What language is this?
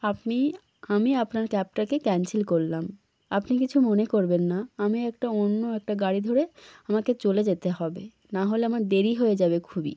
Bangla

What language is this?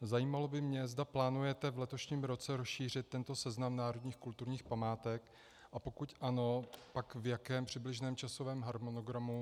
Czech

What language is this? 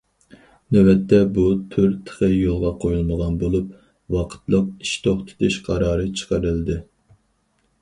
Uyghur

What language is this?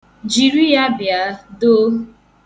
Igbo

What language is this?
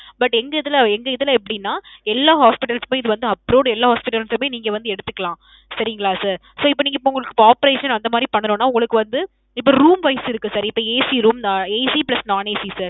Tamil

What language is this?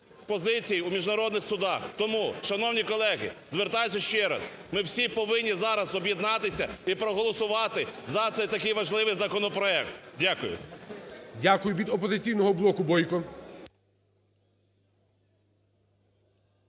Ukrainian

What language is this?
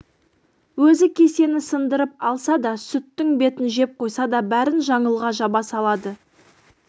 Kazakh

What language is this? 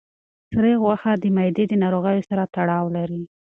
Pashto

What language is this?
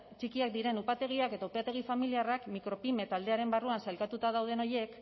Basque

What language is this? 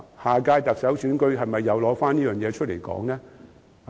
Cantonese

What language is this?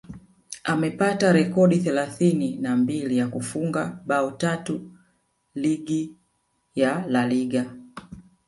Swahili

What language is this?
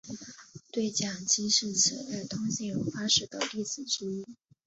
Chinese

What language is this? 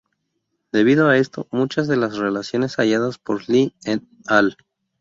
Spanish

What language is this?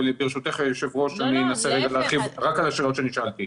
Hebrew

